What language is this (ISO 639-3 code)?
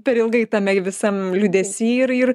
lit